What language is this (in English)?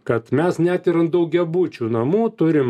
Lithuanian